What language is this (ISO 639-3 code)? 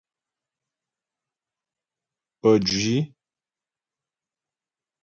bbj